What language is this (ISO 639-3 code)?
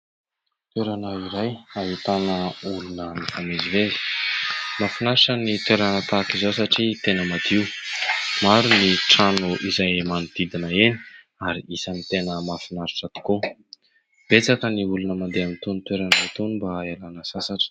mlg